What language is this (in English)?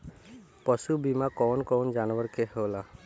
Bhojpuri